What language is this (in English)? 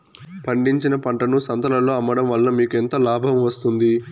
Telugu